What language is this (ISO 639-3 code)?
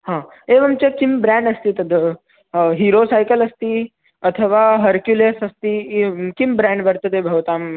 san